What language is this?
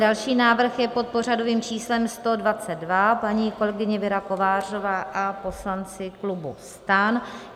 Czech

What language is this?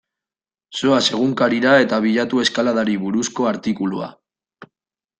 Basque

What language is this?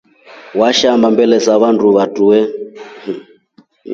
Rombo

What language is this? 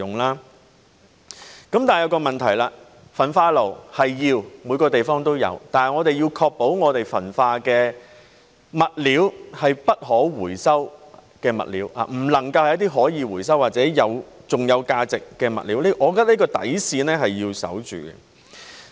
Cantonese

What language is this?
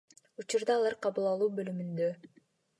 Kyrgyz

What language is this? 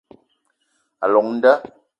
Eton (Cameroon)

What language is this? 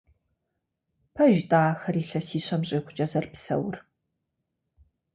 Kabardian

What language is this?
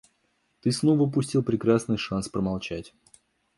Russian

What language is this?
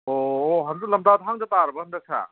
Manipuri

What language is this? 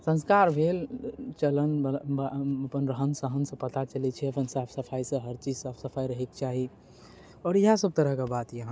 Maithili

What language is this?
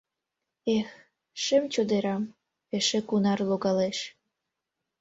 Mari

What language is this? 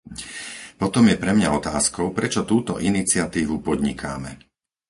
Slovak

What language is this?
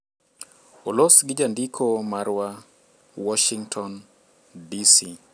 Luo (Kenya and Tanzania)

